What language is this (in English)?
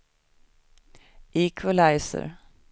Swedish